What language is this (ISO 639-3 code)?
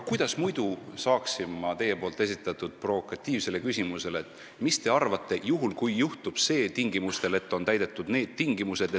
est